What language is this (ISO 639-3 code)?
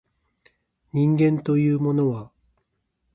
jpn